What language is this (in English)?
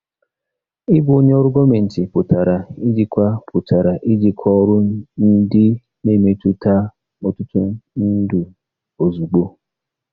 Igbo